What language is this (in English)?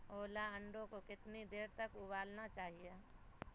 Urdu